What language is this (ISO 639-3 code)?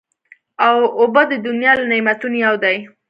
pus